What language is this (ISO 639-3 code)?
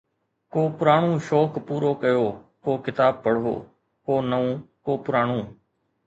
snd